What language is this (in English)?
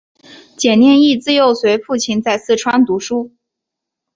Chinese